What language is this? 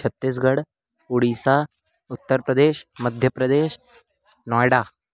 Sanskrit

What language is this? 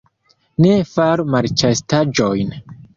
Esperanto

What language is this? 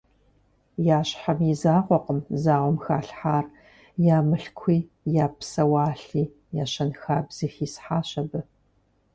Kabardian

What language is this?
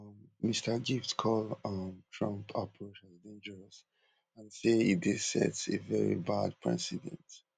Nigerian Pidgin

